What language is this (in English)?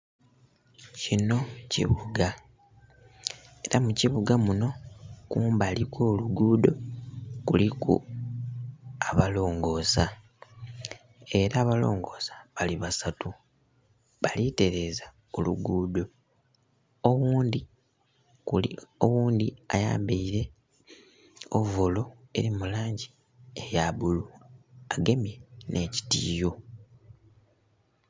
Soga